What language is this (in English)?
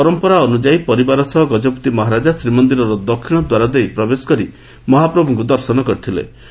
Odia